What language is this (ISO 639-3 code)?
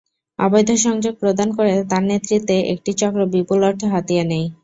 ben